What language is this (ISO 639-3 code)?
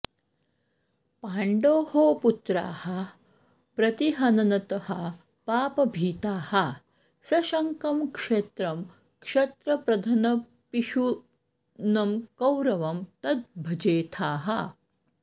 san